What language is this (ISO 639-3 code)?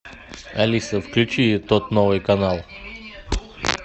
rus